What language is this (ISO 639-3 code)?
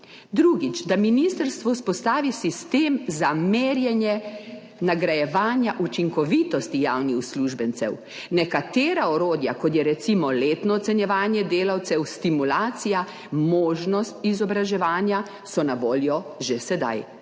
slv